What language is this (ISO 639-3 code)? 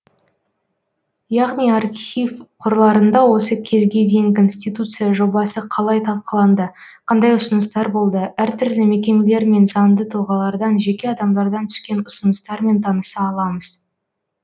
kaz